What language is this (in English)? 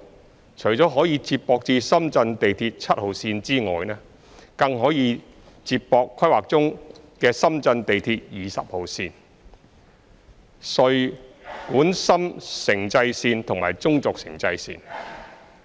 Cantonese